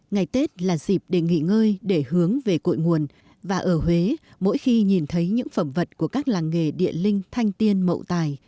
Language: Vietnamese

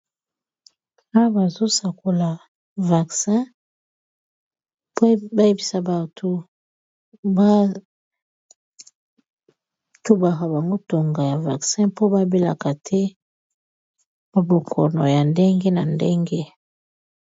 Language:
Lingala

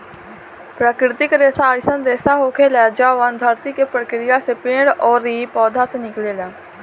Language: Bhojpuri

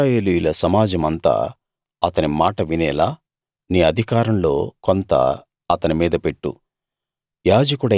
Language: Telugu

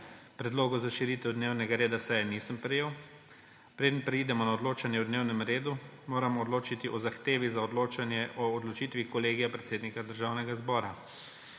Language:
Slovenian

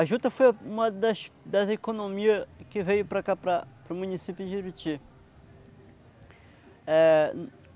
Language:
Portuguese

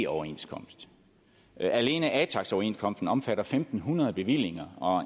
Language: Danish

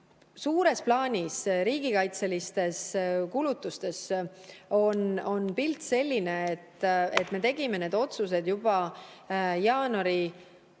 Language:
Estonian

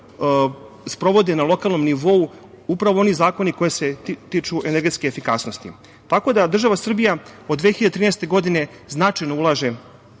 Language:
Serbian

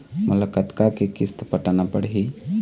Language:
Chhattisgarhi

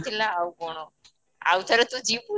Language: Odia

